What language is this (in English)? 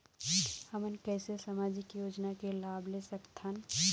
Chhattisgarhi